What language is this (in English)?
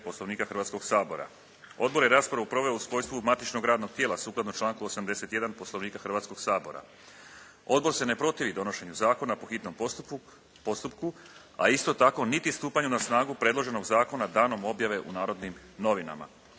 Croatian